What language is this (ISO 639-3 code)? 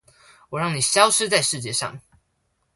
zho